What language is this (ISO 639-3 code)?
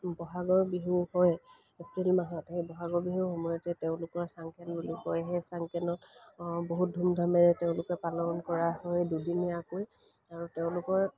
asm